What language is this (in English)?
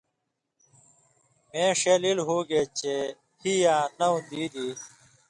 Indus Kohistani